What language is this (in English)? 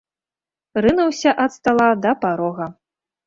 Belarusian